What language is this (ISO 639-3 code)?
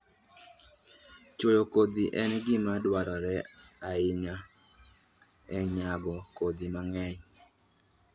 luo